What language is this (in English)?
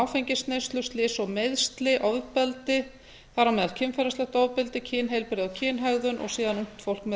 Icelandic